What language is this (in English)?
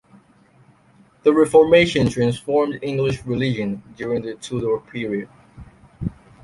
English